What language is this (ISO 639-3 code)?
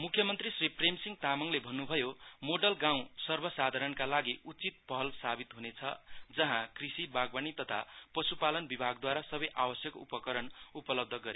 nep